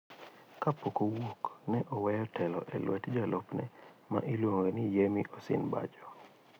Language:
Luo (Kenya and Tanzania)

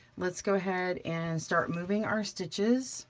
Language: English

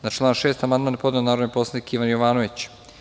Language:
Serbian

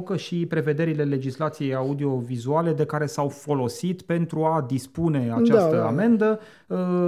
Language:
Romanian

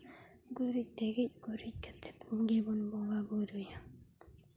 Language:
Santali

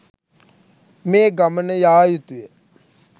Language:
Sinhala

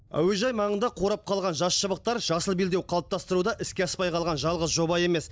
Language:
Kazakh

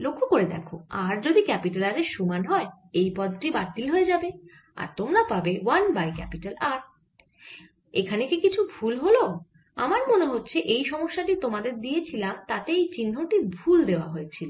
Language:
Bangla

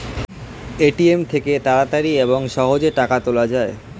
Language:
Bangla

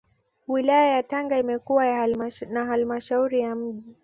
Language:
Swahili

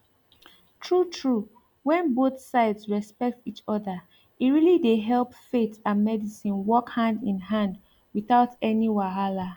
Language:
Nigerian Pidgin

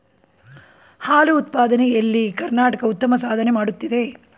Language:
Kannada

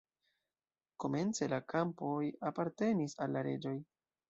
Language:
Esperanto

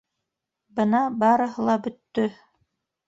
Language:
Bashkir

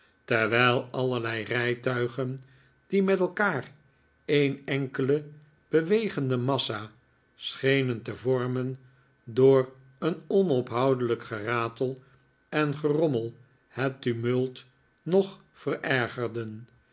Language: Dutch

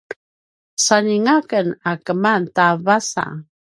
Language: Paiwan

